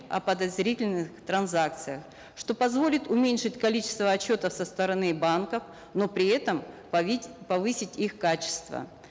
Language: Kazakh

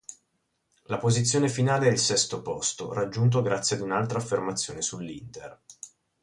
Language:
Italian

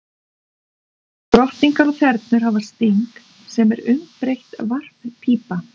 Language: Icelandic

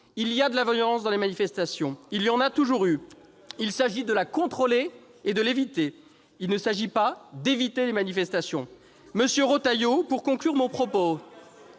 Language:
French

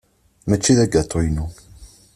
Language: Kabyle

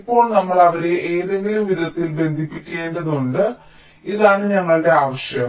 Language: Malayalam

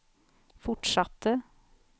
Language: Swedish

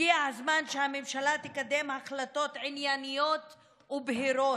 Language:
Hebrew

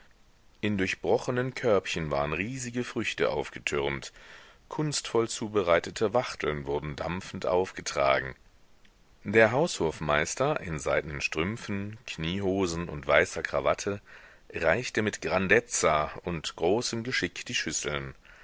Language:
German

